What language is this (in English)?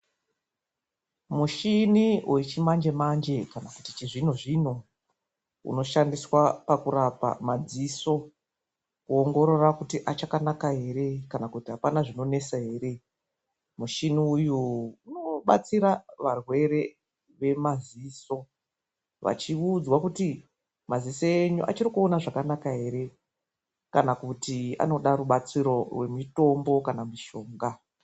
Ndau